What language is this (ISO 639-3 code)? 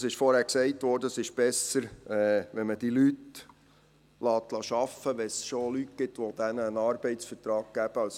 gsw